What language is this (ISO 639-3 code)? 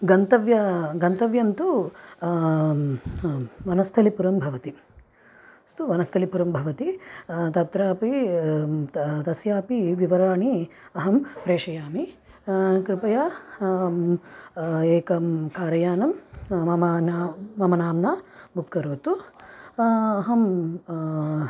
san